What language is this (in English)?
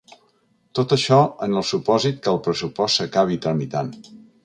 Catalan